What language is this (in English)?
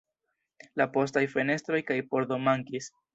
Esperanto